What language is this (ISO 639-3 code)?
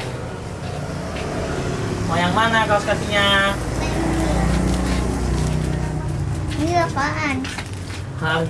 ind